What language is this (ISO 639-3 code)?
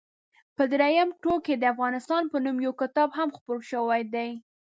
pus